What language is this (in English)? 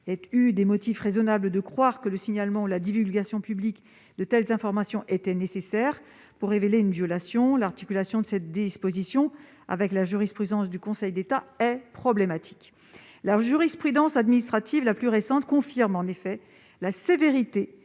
French